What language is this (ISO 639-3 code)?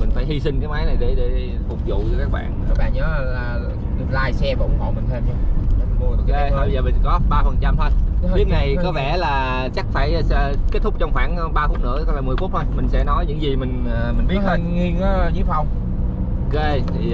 vie